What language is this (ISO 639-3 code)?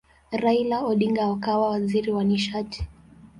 swa